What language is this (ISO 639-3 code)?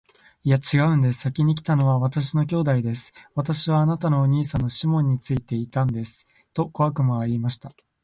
jpn